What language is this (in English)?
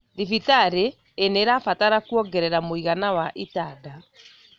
Kikuyu